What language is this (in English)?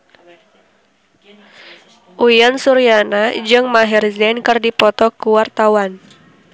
Sundanese